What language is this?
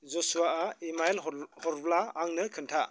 Bodo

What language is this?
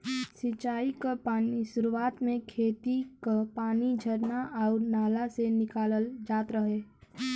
Bhojpuri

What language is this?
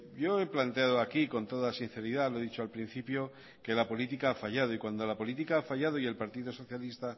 Spanish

